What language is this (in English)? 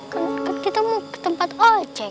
Indonesian